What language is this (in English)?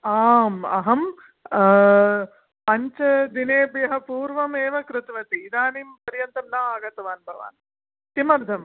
Sanskrit